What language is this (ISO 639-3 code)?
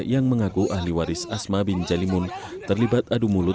ind